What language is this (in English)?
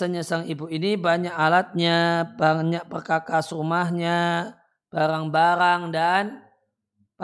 Indonesian